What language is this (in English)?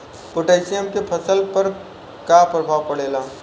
Bhojpuri